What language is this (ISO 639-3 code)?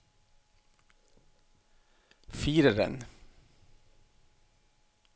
nor